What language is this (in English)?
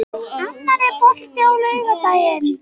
Icelandic